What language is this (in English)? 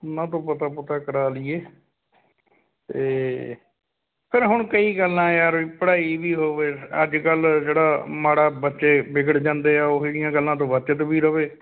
Punjabi